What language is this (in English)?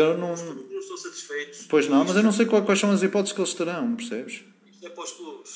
Portuguese